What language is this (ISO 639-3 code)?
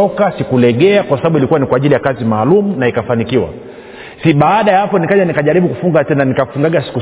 swa